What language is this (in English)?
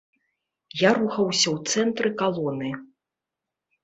Belarusian